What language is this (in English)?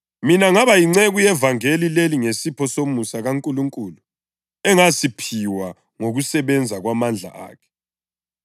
North Ndebele